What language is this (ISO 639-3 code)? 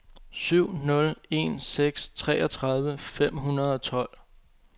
dan